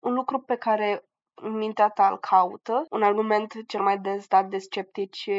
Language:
Romanian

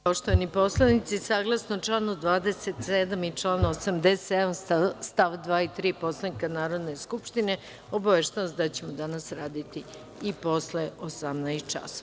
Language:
Serbian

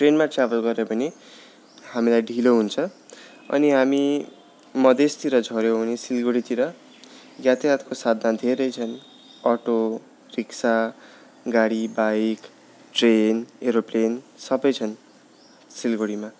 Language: Nepali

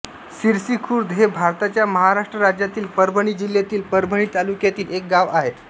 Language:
Marathi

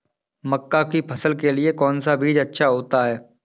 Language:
Hindi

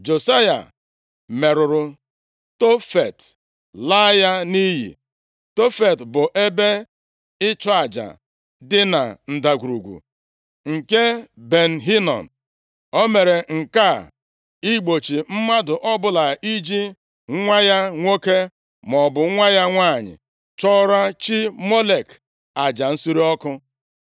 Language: Igbo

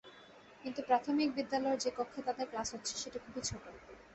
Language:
Bangla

